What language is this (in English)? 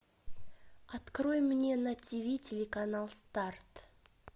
Russian